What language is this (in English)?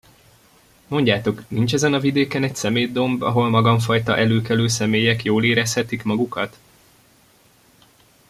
Hungarian